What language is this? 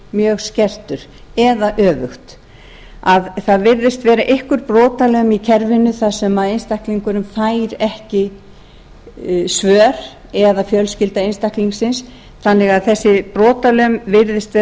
Icelandic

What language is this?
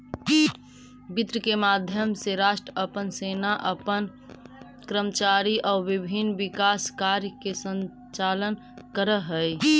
Magahi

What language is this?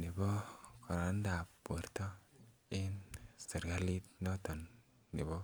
Kalenjin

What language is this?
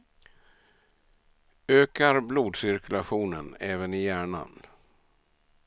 Swedish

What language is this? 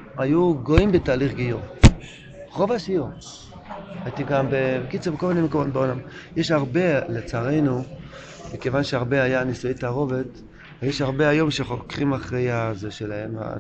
Hebrew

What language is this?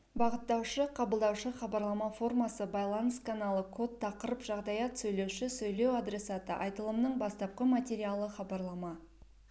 Kazakh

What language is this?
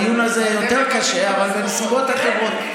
Hebrew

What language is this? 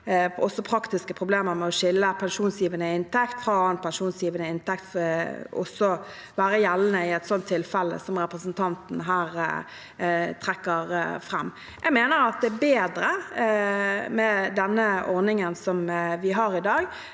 Norwegian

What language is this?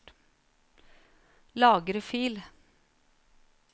Norwegian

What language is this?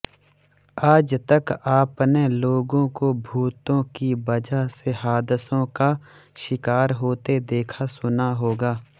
Hindi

